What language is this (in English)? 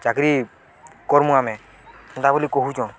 Odia